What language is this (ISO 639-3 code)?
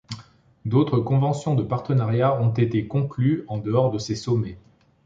fra